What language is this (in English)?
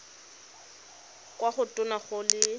Tswana